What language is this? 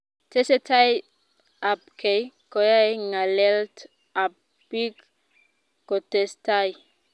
Kalenjin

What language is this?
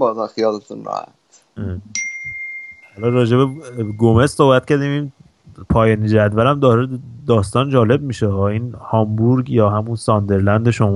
Persian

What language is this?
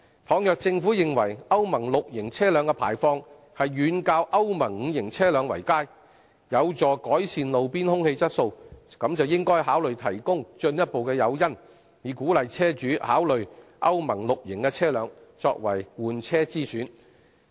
Cantonese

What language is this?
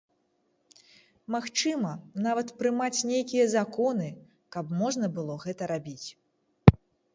Belarusian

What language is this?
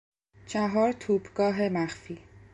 Persian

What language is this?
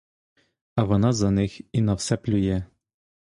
Ukrainian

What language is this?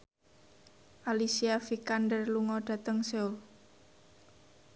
Javanese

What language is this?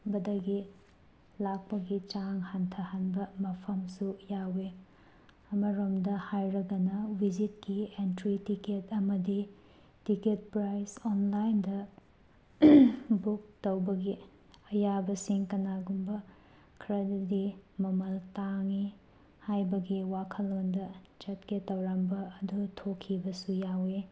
Manipuri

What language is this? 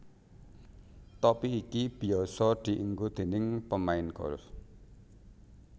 Javanese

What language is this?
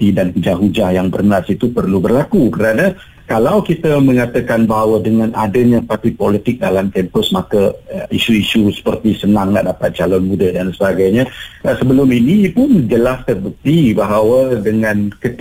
Malay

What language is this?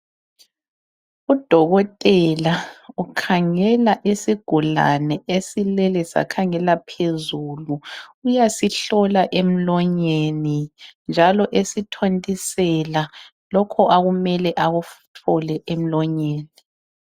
North Ndebele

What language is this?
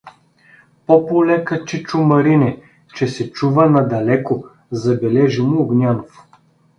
Bulgarian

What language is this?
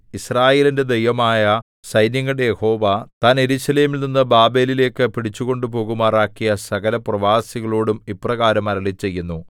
Malayalam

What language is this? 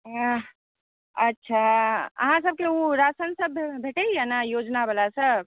Maithili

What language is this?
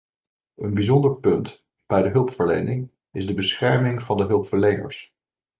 Dutch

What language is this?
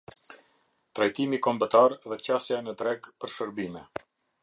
Albanian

